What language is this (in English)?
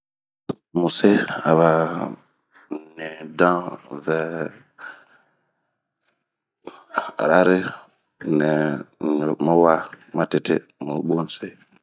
Bomu